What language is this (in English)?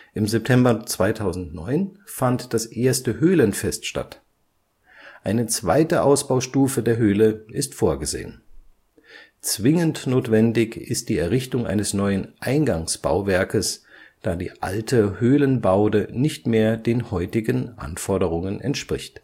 German